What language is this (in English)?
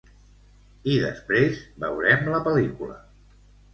Catalan